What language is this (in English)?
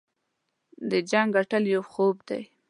Pashto